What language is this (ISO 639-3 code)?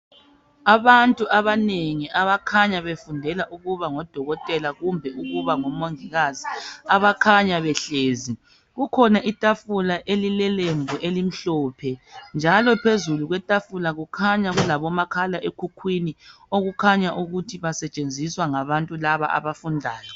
nde